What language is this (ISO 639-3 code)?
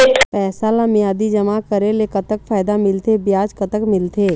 hne